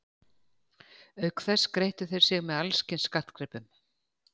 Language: Icelandic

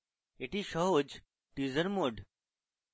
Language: Bangla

